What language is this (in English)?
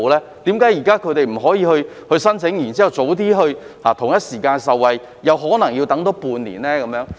Cantonese